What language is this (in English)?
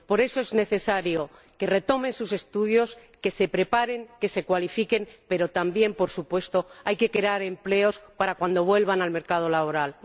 Spanish